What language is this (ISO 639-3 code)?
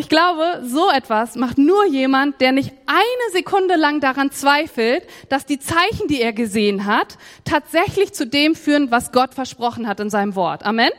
deu